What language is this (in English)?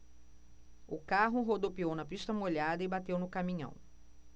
Portuguese